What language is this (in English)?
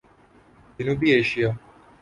Urdu